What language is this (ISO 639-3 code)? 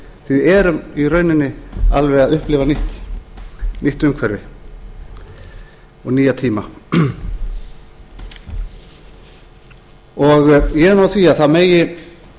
isl